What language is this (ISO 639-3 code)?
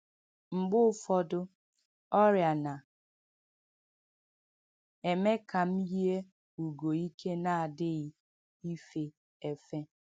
ibo